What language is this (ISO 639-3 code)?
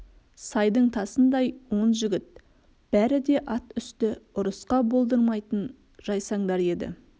kaz